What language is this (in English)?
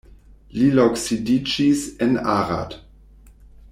Esperanto